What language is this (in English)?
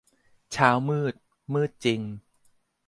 Thai